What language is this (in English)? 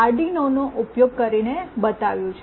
Gujarati